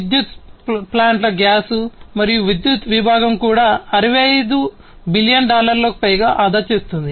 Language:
Telugu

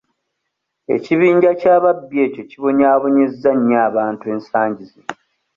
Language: Ganda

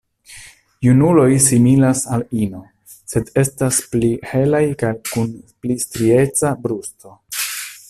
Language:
Esperanto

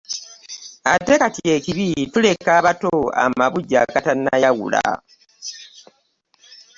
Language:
Ganda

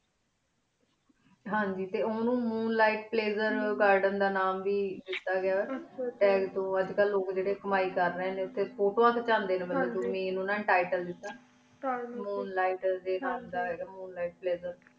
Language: Punjabi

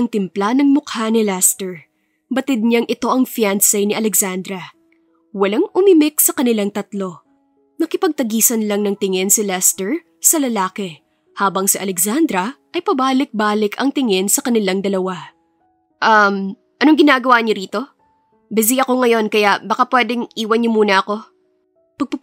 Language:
Filipino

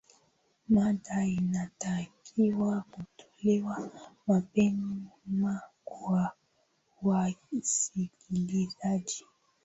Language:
Swahili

